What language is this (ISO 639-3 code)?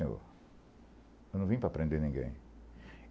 por